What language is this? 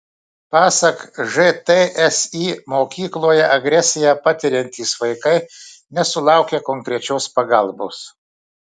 Lithuanian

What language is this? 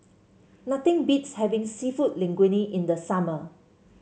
English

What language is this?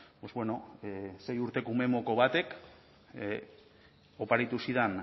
Basque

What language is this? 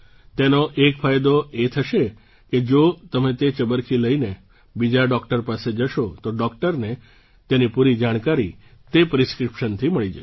Gujarati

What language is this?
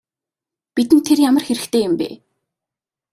Mongolian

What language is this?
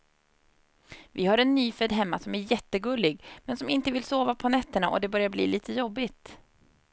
Swedish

